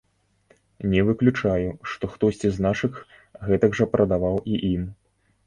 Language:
Belarusian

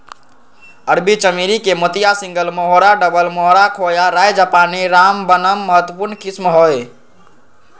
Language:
Magahi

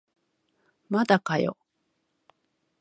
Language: Japanese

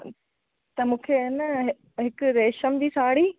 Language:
Sindhi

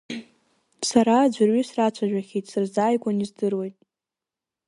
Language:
Abkhazian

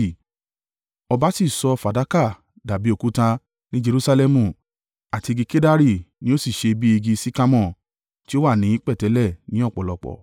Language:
Yoruba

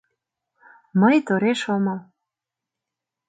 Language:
Mari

